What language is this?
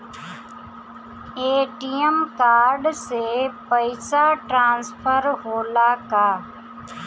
Bhojpuri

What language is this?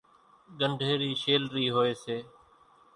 Kachi Koli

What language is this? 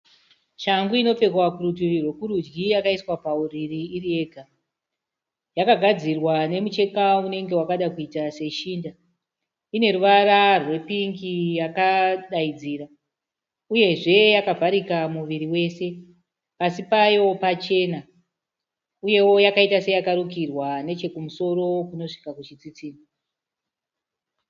Shona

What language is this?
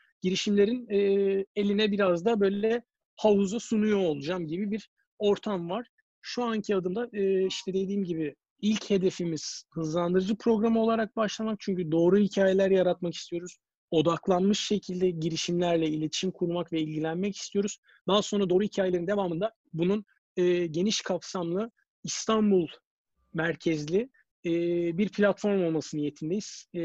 Turkish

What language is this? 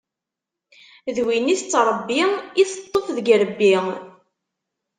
Kabyle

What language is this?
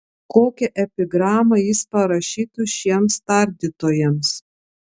Lithuanian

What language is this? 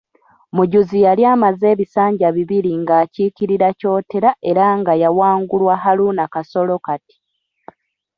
Ganda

